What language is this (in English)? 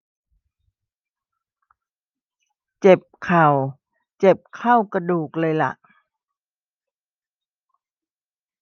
Thai